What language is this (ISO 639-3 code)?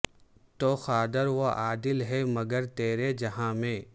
urd